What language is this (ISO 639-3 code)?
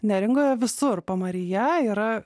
lit